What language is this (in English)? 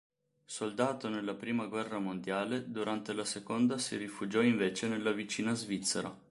Italian